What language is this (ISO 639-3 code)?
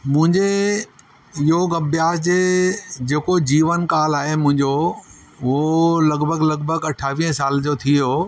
snd